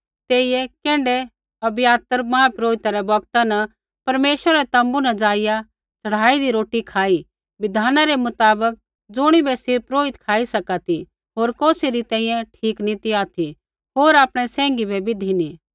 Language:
Kullu Pahari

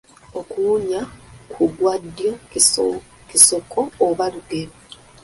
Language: Ganda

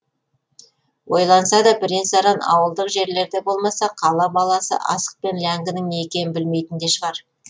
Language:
Kazakh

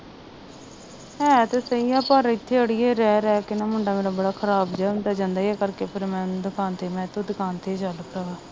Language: Punjabi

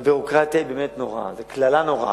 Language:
Hebrew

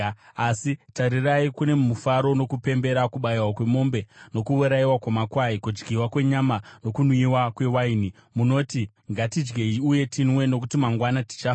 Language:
Shona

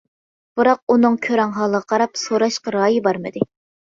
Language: Uyghur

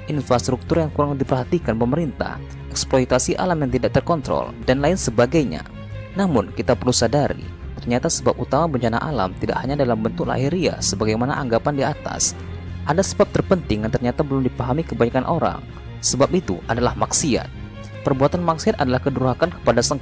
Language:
Indonesian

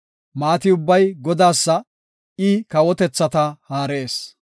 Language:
Gofa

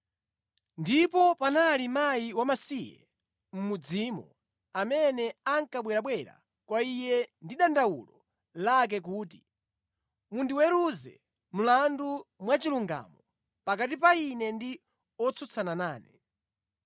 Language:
Nyanja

